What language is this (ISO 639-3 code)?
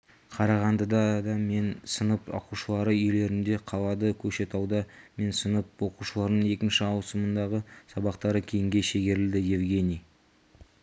kaz